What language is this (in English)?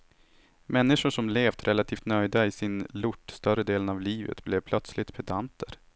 Swedish